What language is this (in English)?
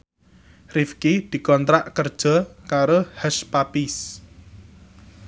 Javanese